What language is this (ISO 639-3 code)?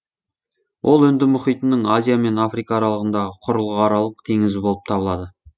kaz